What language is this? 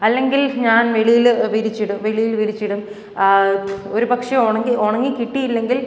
Malayalam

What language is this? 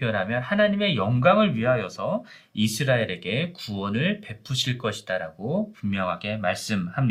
Korean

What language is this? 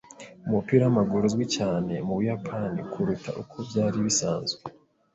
Kinyarwanda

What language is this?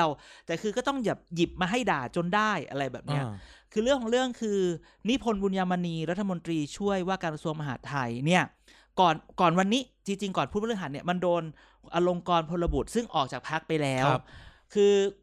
Thai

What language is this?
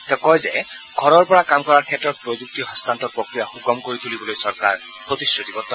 Assamese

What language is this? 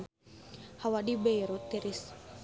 Sundanese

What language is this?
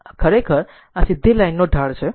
Gujarati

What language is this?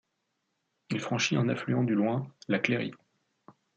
French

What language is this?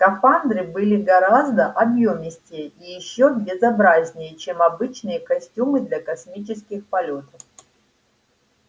Russian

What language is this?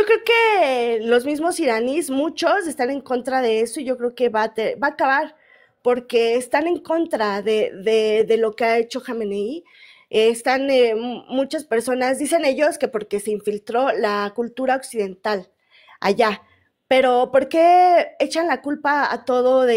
Spanish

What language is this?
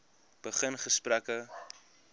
Afrikaans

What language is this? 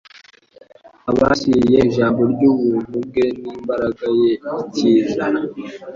Kinyarwanda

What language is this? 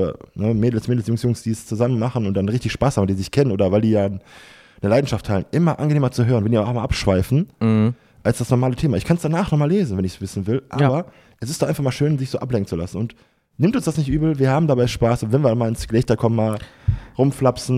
German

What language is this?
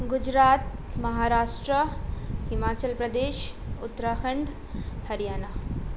Nepali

